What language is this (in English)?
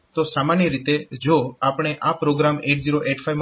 Gujarati